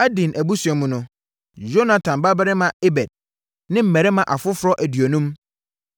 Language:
Akan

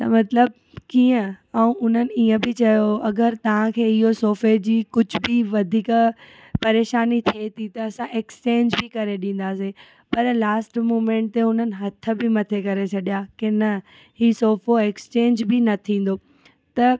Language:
Sindhi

